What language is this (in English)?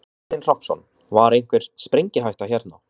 Icelandic